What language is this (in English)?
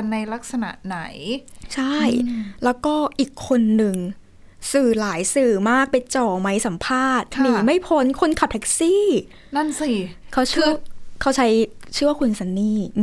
Thai